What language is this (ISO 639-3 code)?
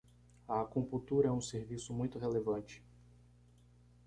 por